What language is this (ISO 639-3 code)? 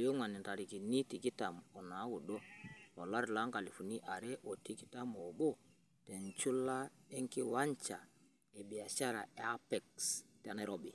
mas